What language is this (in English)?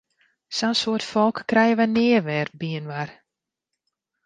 Western Frisian